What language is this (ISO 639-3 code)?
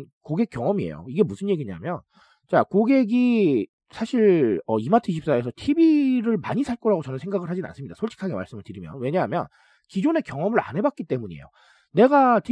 kor